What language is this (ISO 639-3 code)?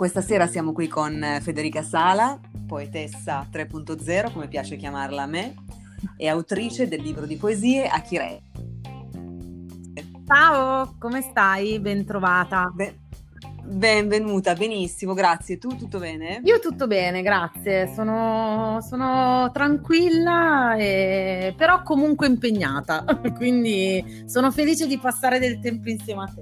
ita